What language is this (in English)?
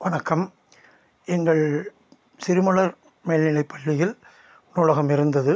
Tamil